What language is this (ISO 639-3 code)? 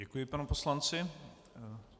ces